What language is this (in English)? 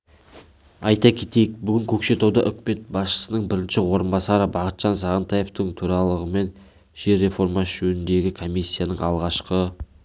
Kazakh